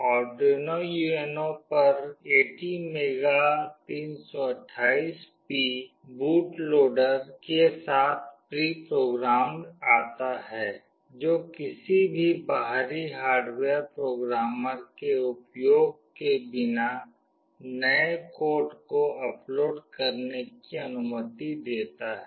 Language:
Hindi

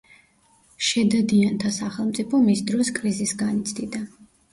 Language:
Georgian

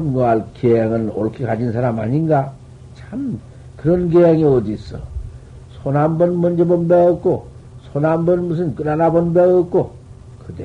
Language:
Korean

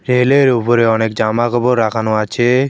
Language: Bangla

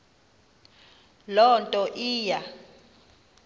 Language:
Xhosa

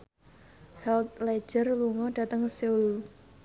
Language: Javanese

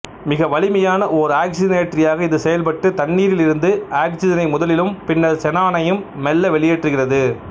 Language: Tamil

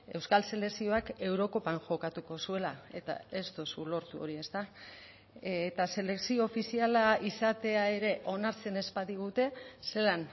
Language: Basque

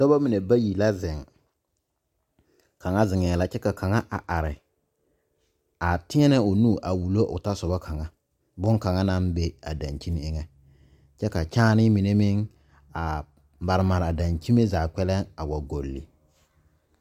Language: Southern Dagaare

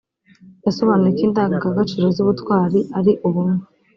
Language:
Kinyarwanda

